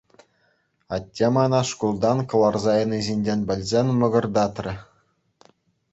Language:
Chuvash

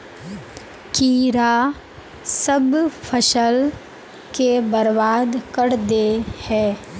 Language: Magahi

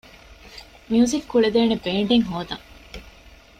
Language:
Divehi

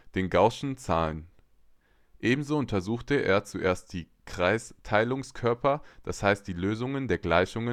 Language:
German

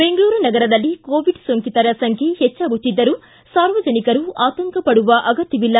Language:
Kannada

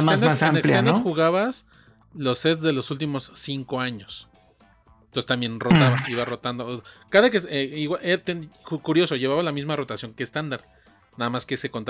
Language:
Spanish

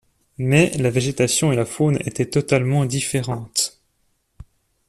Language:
French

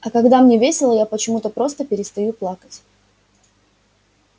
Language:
Russian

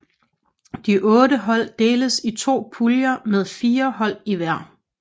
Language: Danish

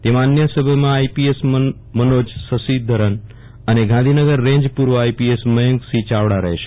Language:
Gujarati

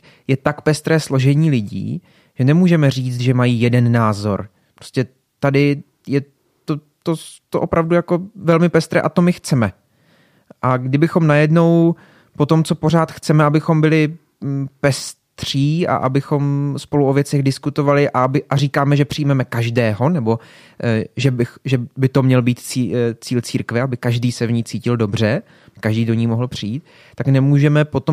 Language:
Czech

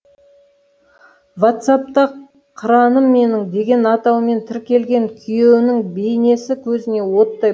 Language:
Kazakh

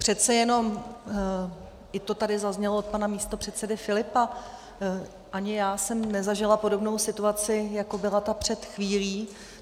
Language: Czech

